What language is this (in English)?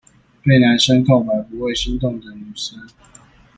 Chinese